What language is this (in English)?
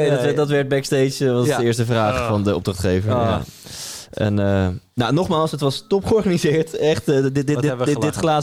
Dutch